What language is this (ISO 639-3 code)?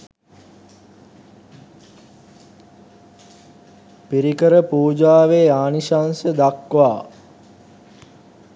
sin